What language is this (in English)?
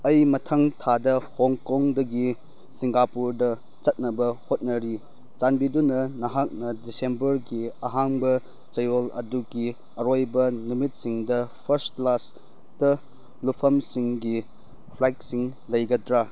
Manipuri